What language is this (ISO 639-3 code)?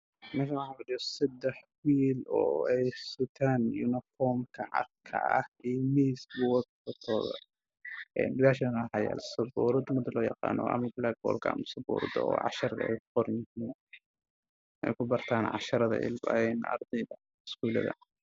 som